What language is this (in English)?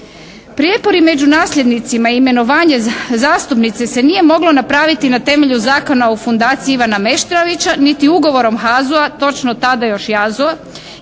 Croatian